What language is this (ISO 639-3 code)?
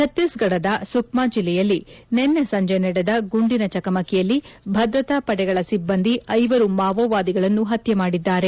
kan